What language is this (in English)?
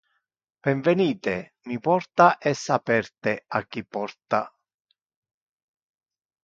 Interlingua